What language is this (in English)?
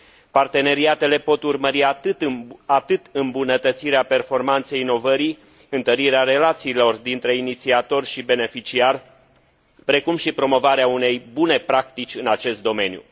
Romanian